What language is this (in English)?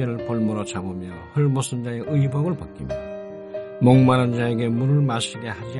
Korean